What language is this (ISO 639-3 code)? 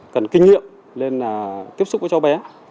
vie